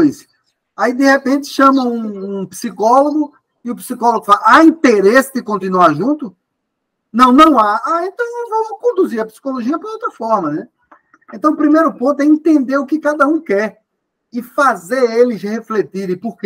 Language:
Portuguese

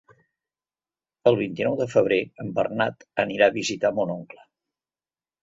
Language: Catalan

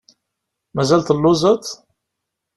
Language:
Kabyle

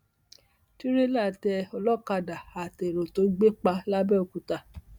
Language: Yoruba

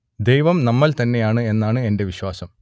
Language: Malayalam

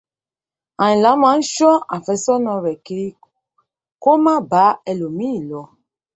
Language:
Yoruba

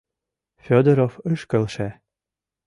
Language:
Mari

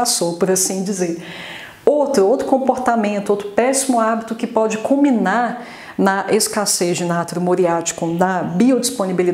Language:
Portuguese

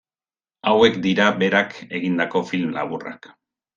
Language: Basque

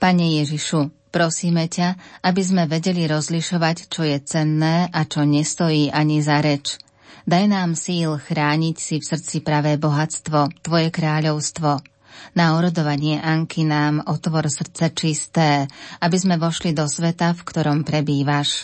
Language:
Slovak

